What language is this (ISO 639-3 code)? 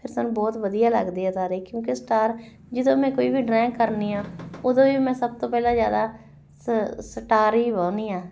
pan